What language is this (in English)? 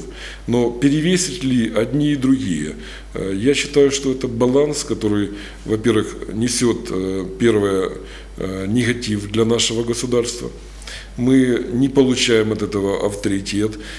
Russian